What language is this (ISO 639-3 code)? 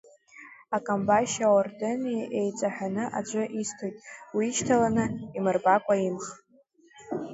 abk